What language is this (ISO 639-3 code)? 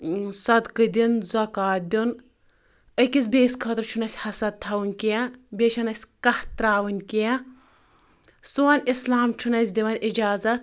kas